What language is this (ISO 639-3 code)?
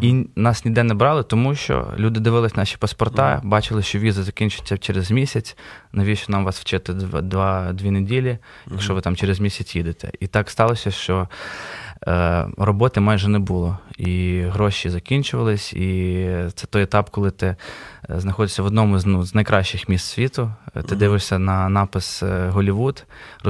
ukr